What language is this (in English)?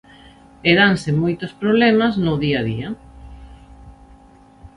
Galician